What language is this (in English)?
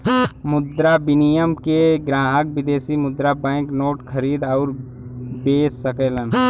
Bhojpuri